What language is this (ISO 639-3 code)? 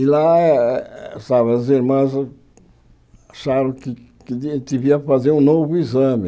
por